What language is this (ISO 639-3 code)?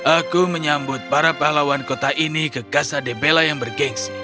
ind